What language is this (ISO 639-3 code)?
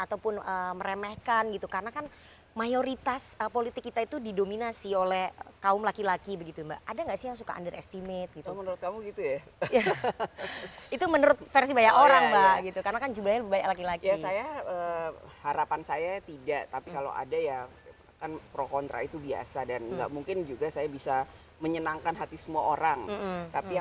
ind